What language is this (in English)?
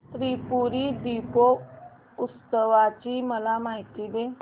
Marathi